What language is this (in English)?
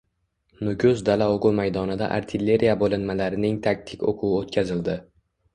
Uzbek